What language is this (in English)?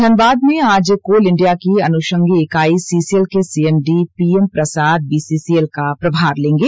Hindi